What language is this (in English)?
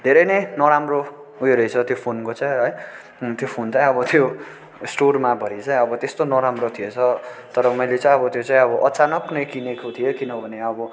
Nepali